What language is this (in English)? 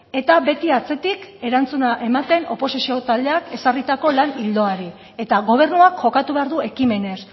Basque